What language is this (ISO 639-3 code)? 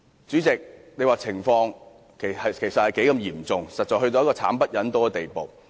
yue